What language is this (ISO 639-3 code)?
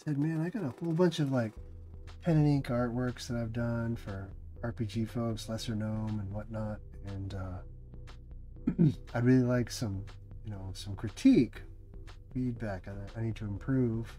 eng